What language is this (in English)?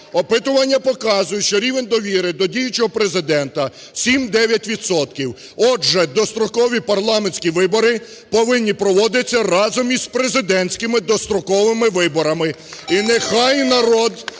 Ukrainian